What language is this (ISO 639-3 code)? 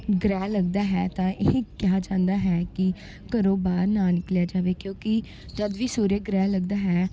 pan